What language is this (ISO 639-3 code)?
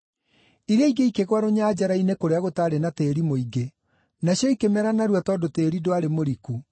kik